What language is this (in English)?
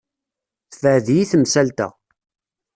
Kabyle